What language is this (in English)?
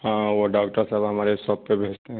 Urdu